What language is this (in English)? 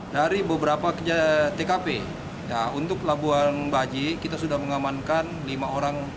Indonesian